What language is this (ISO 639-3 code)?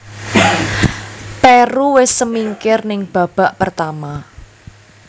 jav